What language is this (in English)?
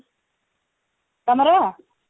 Odia